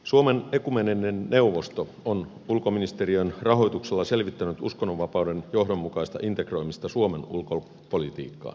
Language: Finnish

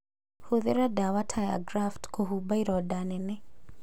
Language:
Kikuyu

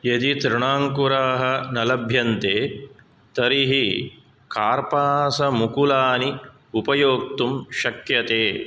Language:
Sanskrit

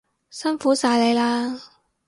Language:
Cantonese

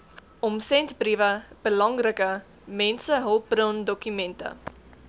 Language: Afrikaans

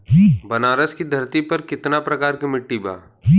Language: Bhojpuri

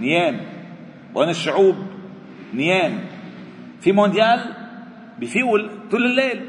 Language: Arabic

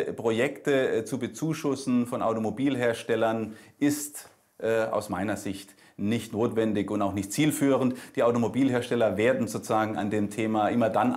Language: German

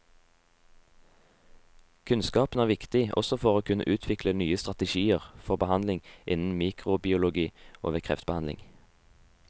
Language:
Norwegian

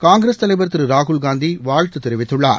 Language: Tamil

